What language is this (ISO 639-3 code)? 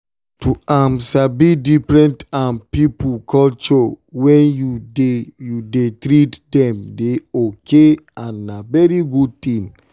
pcm